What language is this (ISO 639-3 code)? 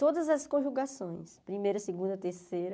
por